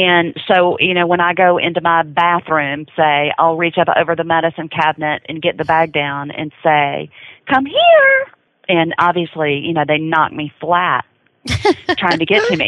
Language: English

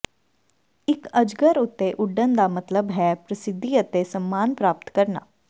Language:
Punjabi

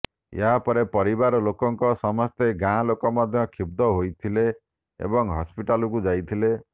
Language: Odia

